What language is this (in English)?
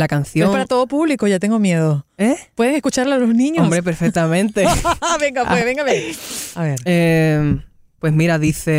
Spanish